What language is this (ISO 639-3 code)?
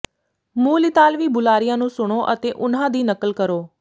pan